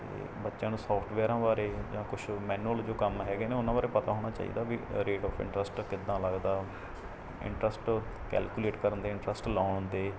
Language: Punjabi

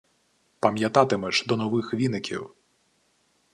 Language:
Ukrainian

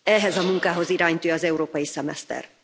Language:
Hungarian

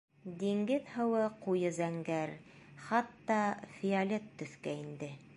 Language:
Bashkir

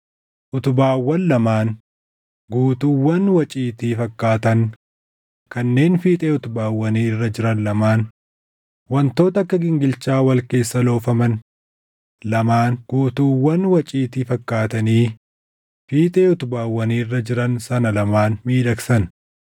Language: Oromo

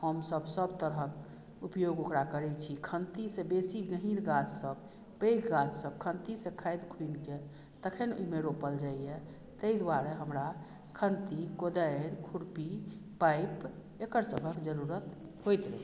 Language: Maithili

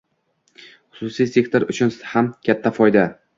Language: Uzbek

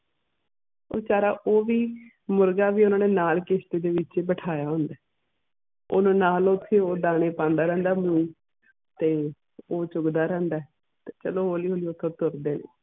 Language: Punjabi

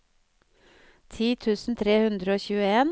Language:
Norwegian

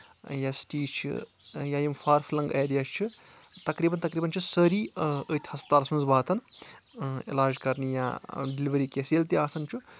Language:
Kashmiri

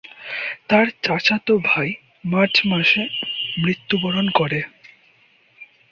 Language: Bangla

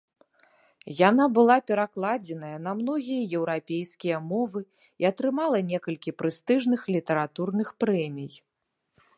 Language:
Belarusian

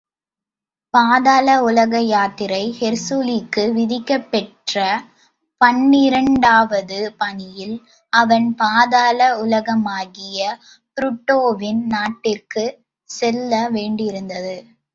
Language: Tamil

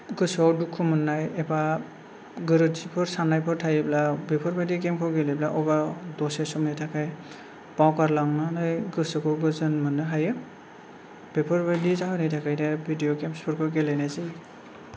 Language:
Bodo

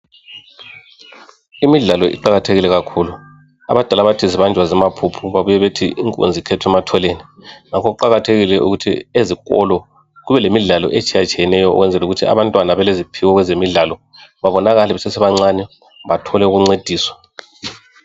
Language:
North Ndebele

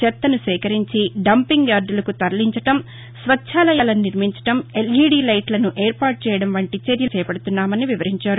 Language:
Telugu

